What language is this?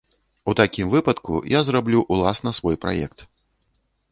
Belarusian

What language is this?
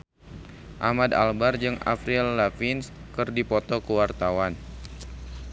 Sundanese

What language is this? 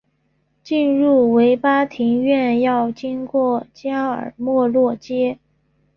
Chinese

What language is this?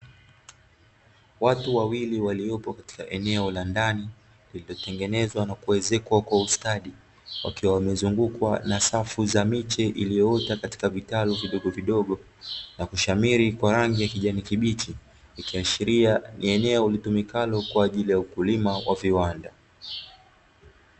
Swahili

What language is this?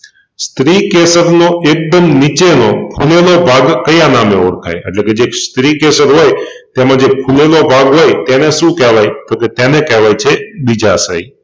Gujarati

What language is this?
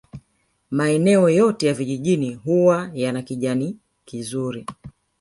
Swahili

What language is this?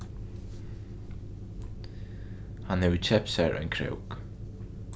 Faroese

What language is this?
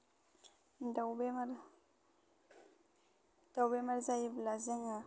Bodo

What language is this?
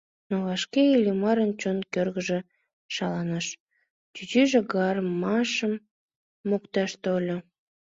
Mari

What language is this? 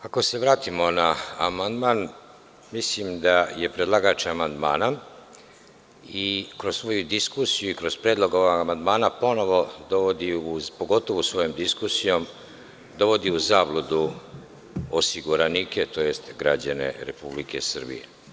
Serbian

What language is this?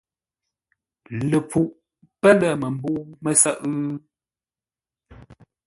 Ngombale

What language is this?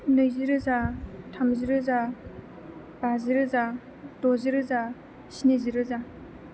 Bodo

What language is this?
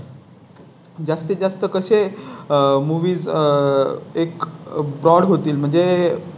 Marathi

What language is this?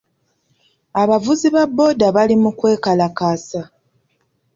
Ganda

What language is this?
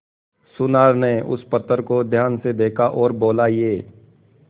Hindi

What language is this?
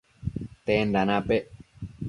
Matsés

